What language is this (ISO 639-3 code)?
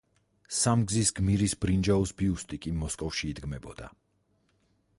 kat